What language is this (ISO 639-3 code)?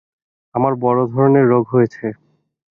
ben